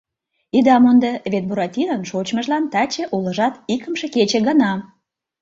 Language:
Mari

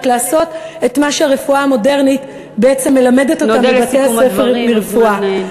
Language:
Hebrew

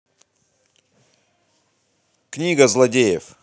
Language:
Russian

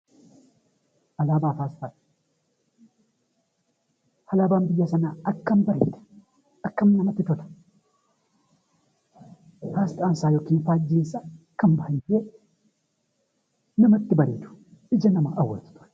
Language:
Oromo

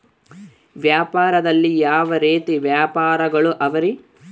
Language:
Kannada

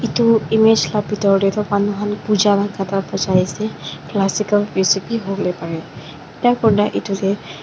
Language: Naga Pidgin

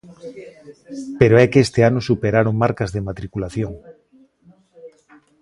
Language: Galician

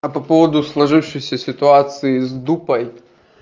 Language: Russian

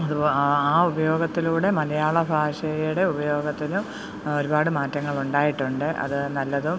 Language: Malayalam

